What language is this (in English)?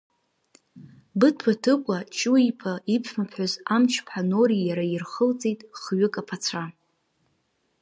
Abkhazian